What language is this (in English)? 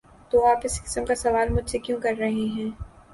Urdu